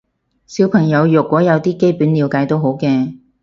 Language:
Cantonese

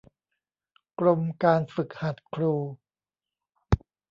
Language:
Thai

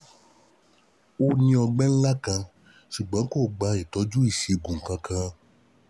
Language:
Yoruba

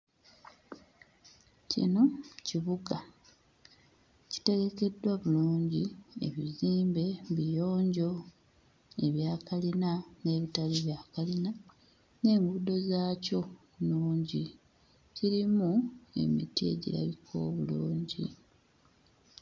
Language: Ganda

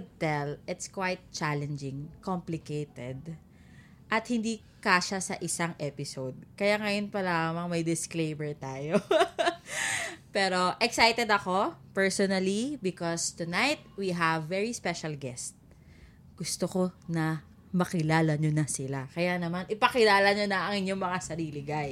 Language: Filipino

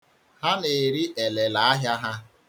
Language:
Igbo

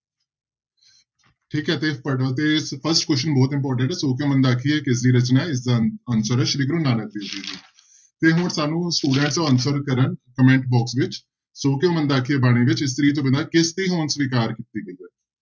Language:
Punjabi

